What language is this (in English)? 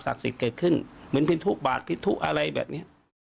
Thai